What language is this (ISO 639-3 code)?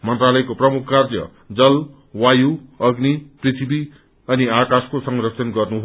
nep